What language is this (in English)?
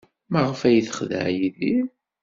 Kabyle